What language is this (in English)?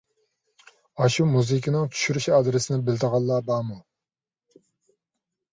Uyghur